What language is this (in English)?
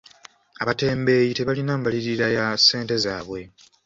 Ganda